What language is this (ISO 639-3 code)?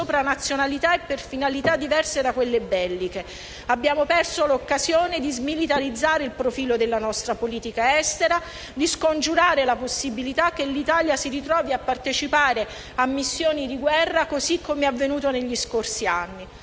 ita